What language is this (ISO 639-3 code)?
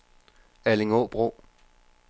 dan